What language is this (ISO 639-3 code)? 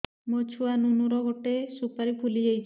ori